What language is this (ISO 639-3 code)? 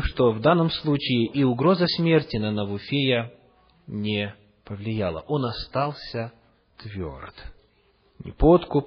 rus